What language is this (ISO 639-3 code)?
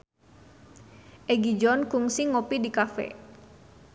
sun